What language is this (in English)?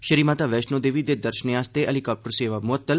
Dogri